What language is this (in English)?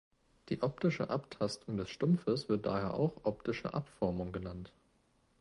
German